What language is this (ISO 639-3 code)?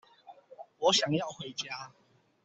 zho